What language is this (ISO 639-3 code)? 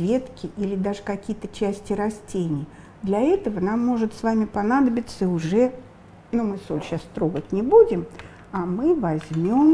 rus